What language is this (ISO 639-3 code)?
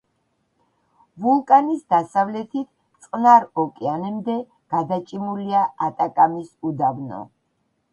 kat